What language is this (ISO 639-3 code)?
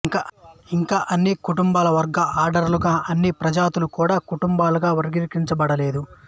tel